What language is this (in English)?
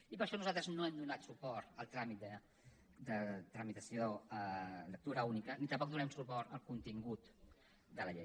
Catalan